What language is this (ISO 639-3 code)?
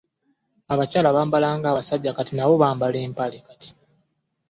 lug